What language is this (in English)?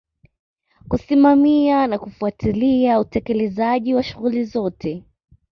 Swahili